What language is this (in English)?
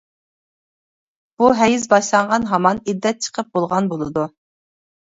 Uyghur